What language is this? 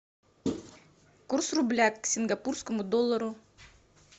Russian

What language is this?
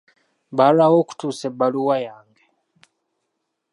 Ganda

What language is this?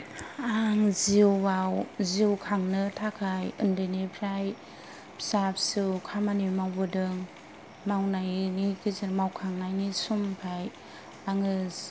Bodo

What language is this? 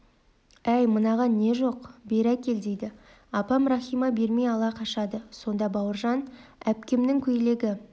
Kazakh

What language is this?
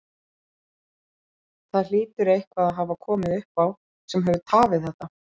Icelandic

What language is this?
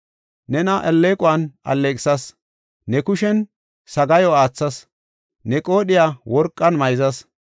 Gofa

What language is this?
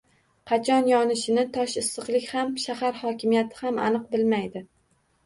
Uzbek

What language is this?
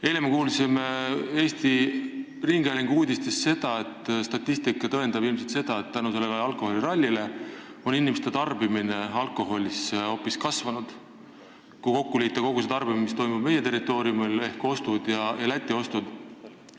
Estonian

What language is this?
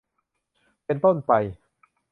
Thai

